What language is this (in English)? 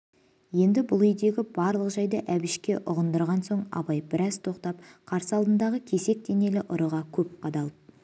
Kazakh